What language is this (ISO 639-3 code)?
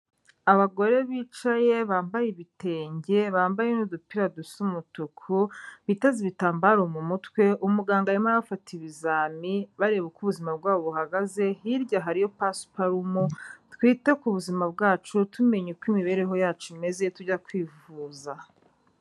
kin